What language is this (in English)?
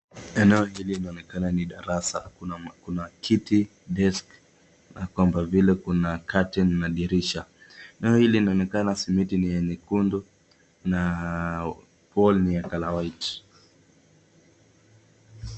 Swahili